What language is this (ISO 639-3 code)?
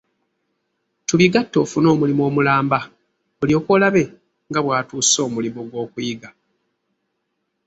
lug